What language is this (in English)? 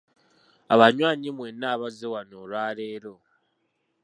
Ganda